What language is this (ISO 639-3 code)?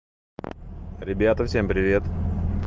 rus